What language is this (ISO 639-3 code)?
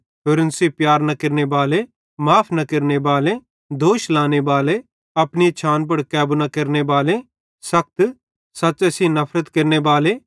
bhd